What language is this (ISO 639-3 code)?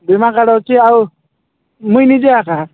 ori